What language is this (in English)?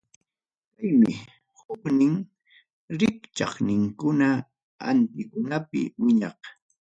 Ayacucho Quechua